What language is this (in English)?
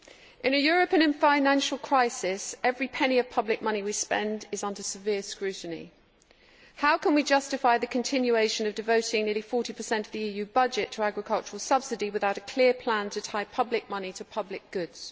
English